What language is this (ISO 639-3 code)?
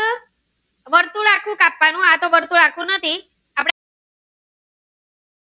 guj